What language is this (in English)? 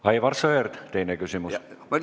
Estonian